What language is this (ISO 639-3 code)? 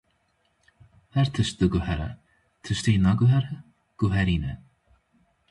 kur